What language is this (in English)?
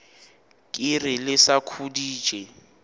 Northern Sotho